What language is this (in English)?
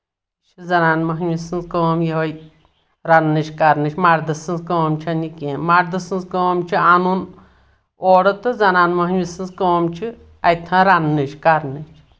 Kashmiri